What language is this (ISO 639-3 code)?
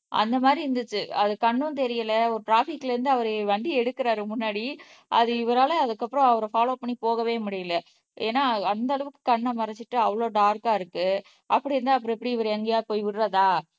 tam